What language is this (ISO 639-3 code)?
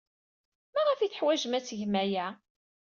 kab